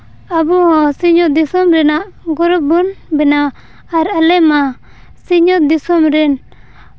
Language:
Santali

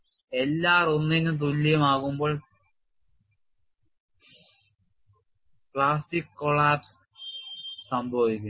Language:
Malayalam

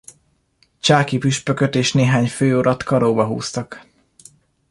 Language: Hungarian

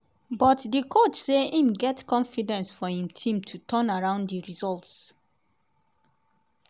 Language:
Nigerian Pidgin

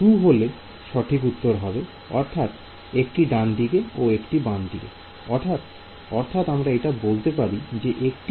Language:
Bangla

